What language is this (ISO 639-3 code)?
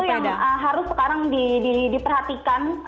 ind